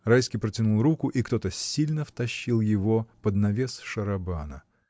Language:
Russian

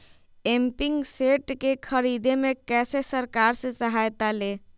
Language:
Magahi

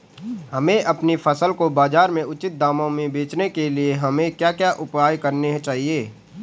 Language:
Hindi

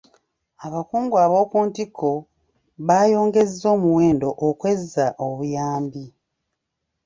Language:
Ganda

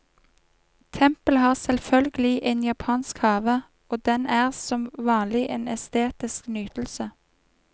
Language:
Norwegian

